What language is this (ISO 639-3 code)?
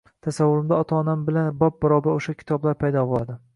uzb